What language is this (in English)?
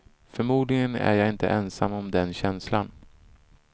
Swedish